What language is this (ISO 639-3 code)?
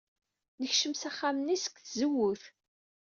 kab